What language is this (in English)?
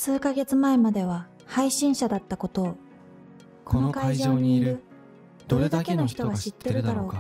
Japanese